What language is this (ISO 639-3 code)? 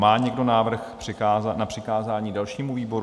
ces